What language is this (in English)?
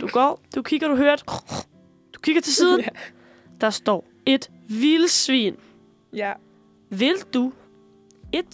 Danish